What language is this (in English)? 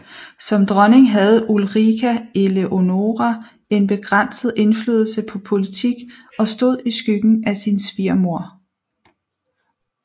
Danish